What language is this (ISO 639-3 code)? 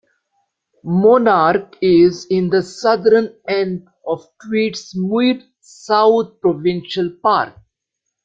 eng